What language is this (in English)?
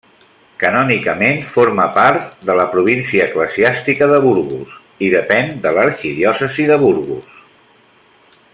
Catalan